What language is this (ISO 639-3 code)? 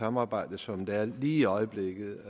dan